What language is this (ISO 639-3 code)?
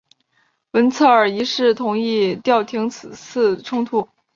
zho